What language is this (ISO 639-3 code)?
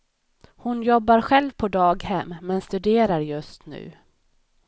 swe